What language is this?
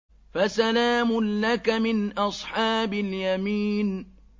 Arabic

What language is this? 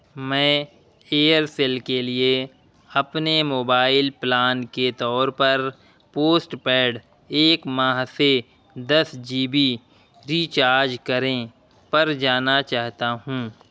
Urdu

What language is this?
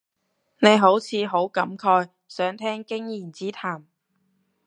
Cantonese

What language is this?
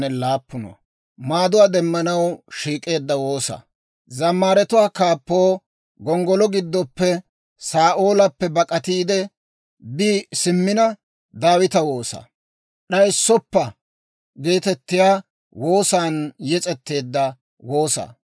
Dawro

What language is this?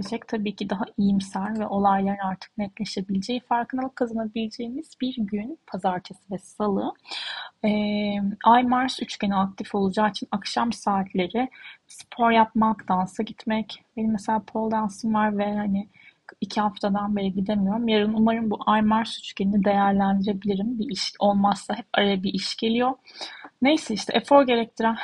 Turkish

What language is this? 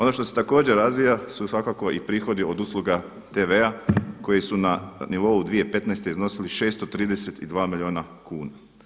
Croatian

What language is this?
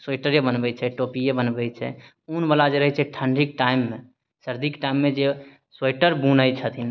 Maithili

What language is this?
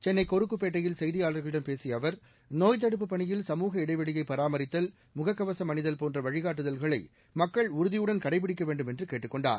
Tamil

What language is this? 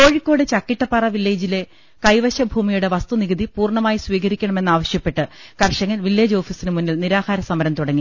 Malayalam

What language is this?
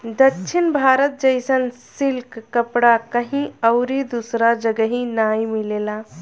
Bhojpuri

